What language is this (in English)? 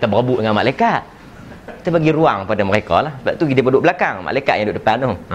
Malay